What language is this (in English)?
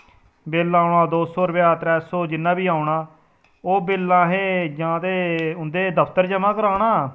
Dogri